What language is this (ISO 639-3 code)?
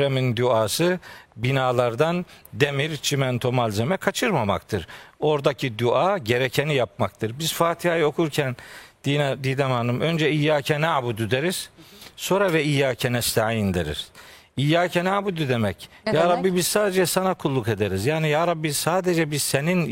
tur